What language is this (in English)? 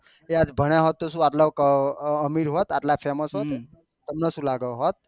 Gujarati